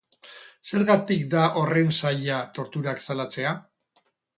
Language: Basque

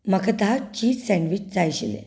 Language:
Konkani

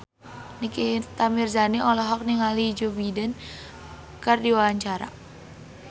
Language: Sundanese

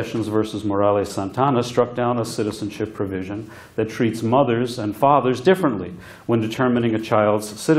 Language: English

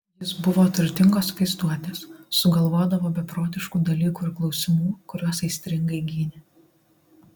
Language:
Lithuanian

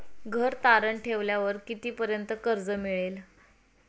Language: Marathi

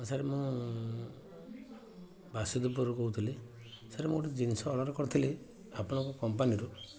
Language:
Odia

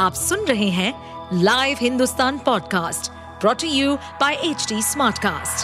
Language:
Hindi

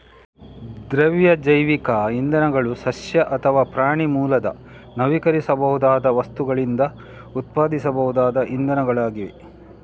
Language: Kannada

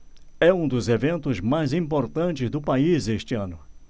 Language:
Portuguese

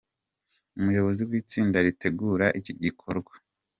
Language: Kinyarwanda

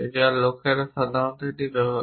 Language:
Bangla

